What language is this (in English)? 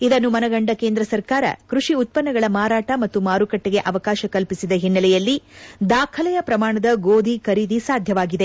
Kannada